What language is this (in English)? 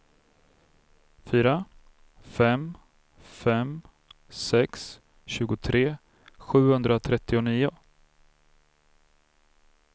Swedish